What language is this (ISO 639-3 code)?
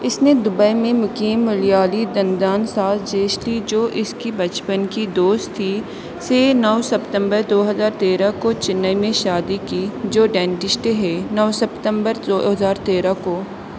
urd